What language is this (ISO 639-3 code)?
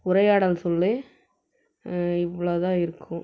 tam